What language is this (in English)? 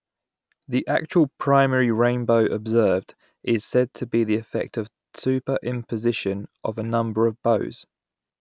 English